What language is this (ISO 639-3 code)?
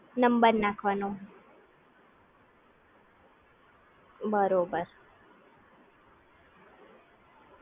guj